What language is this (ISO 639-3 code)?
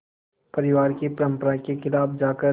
hin